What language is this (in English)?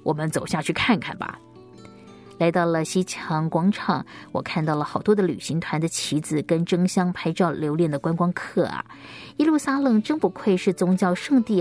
Chinese